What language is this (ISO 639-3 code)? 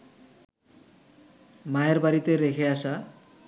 ben